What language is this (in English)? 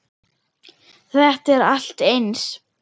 Icelandic